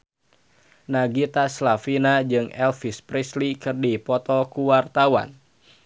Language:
Sundanese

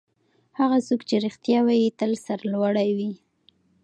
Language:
Pashto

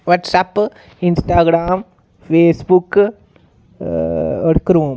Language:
Dogri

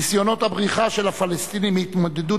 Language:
Hebrew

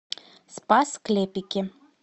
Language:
Russian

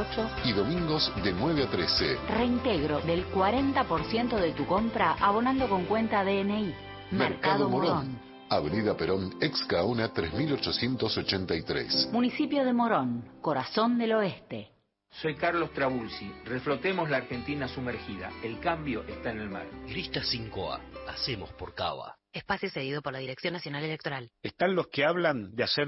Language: Spanish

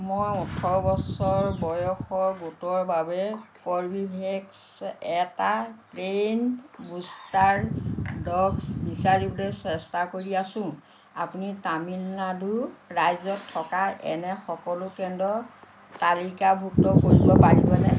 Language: Assamese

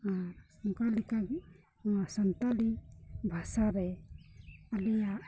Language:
Santali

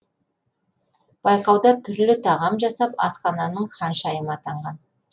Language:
Kazakh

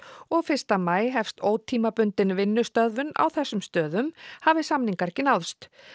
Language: Icelandic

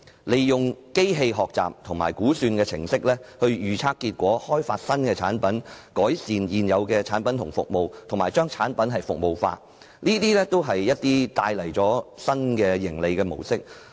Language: Cantonese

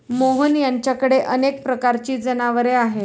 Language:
Marathi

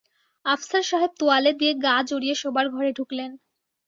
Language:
Bangla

